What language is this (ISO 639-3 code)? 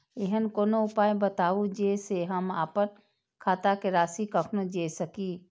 mai